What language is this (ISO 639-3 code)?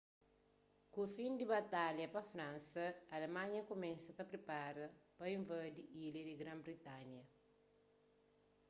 kea